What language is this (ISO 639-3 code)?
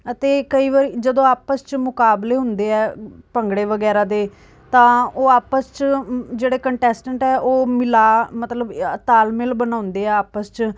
pan